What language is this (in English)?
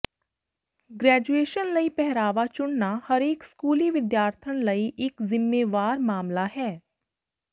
Punjabi